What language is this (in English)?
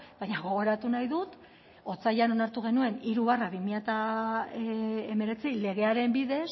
Basque